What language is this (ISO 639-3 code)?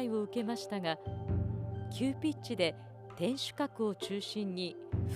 jpn